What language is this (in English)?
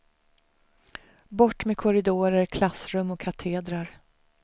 Swedish